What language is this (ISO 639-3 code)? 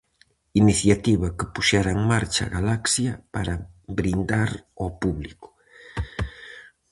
glg